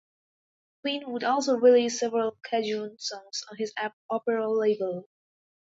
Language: English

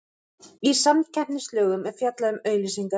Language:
Icelandic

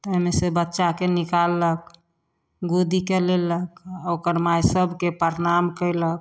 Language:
Maithili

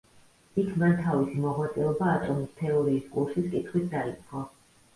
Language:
Georgian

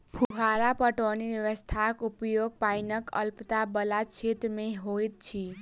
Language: Maithili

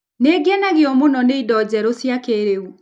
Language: Kikuyu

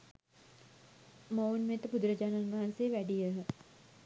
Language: Sinhala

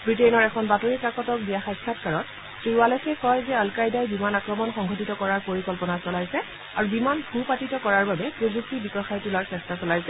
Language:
Assamese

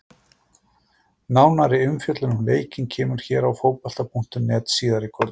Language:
Icelandic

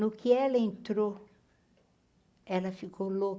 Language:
Portuguese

